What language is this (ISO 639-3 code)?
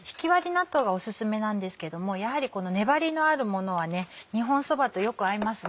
jpn